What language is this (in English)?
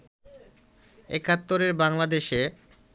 Bangla